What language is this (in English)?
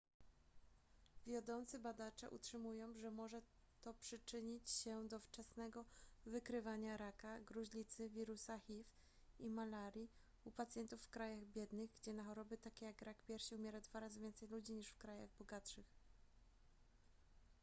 Polish